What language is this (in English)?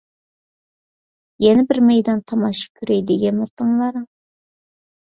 Uyghur